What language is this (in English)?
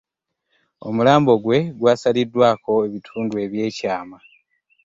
Ganda